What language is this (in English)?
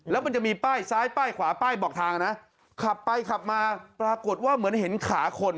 Thai